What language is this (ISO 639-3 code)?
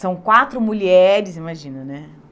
por